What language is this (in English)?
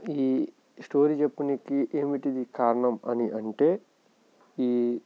Telugu